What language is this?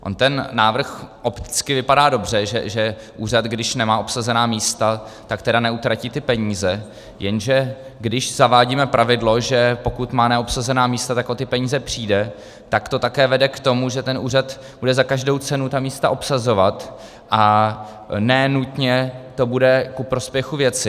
Czech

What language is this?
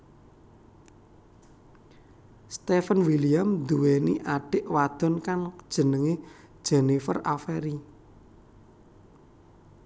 Javanese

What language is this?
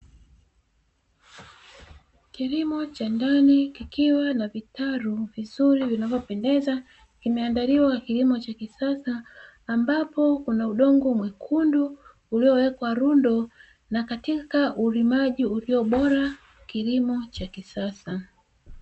Swahili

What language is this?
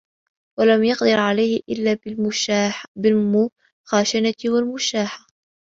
Arabic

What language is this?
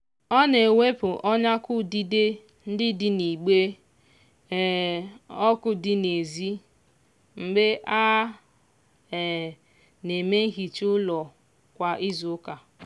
Igbo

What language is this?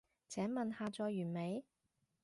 Cantonese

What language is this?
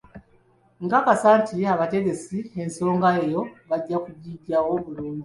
Ganda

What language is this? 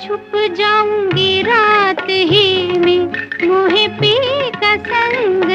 Hindi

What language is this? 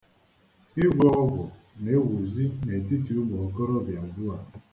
Igbo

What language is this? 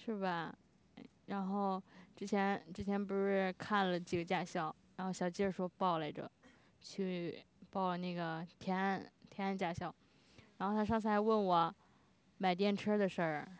Chinese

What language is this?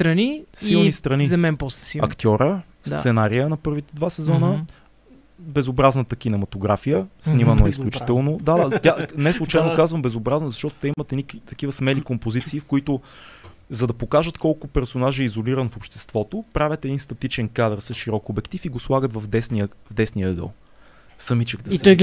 Bulgarian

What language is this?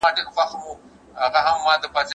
Pashto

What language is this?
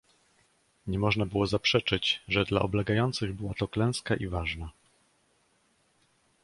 Polish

